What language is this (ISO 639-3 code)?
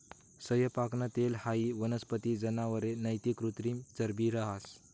mar